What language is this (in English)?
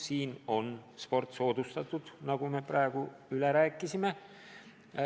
Estonian